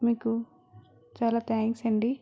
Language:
Telugu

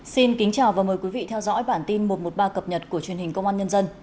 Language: Vietnamese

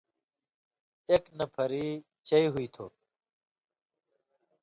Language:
Indus Kohistani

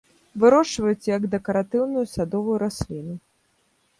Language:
Belarusian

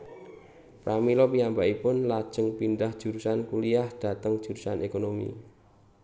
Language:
Javanese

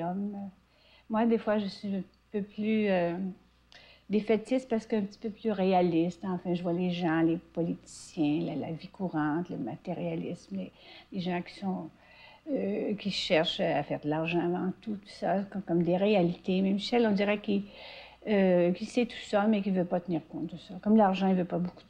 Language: French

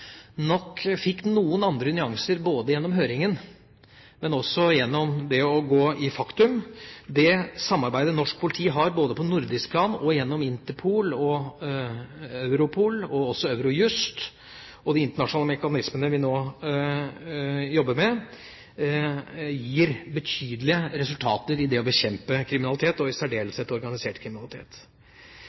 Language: Norwegian Bokmål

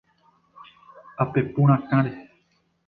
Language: Guarani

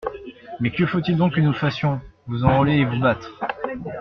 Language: French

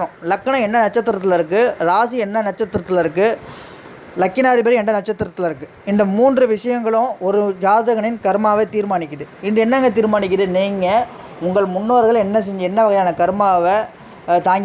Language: Turkish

